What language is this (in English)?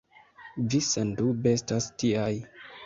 Esperanto